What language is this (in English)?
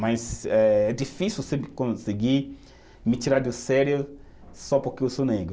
Portuguese